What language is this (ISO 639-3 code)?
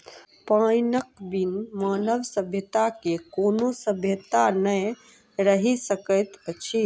mai